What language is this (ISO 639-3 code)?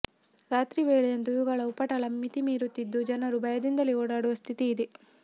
kan